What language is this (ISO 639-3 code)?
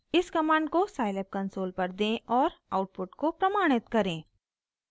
hin